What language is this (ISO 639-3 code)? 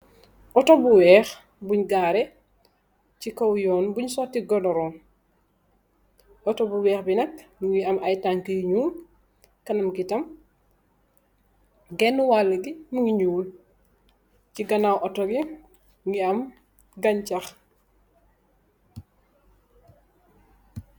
wol